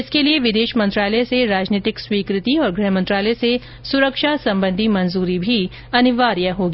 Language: Hindi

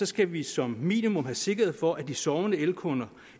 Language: Danish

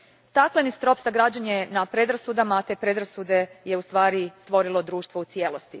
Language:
Croatian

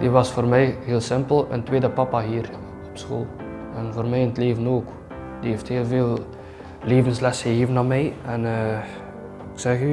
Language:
Dutch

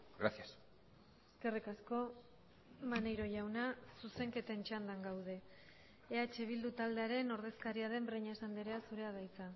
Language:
Basque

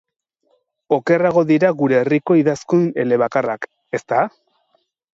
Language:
Basque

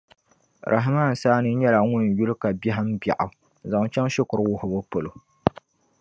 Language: Dagbani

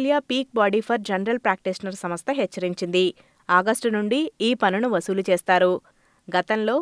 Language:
Telugu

